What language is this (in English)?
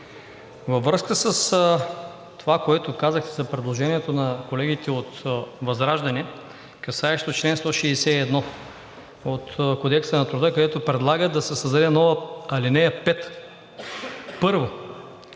Bulgarian